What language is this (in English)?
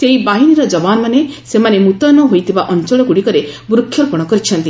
Odia